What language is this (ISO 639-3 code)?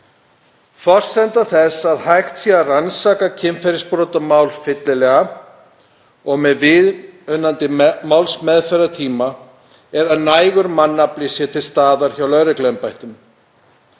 isl